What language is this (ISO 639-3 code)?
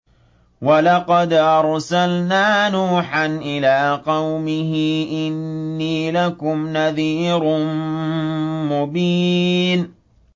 ara